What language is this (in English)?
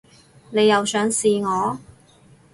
Cantonese